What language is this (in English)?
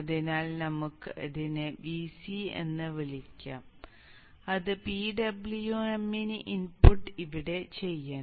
Malayalam